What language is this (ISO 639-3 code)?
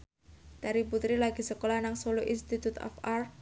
jav